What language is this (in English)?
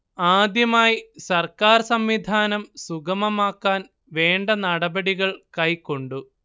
Malayalam